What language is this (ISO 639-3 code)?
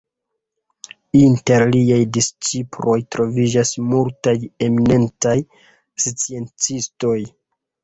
epo